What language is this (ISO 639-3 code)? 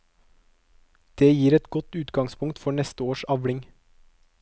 nor